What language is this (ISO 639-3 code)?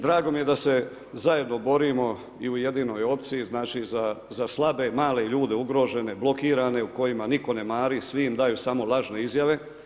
hrv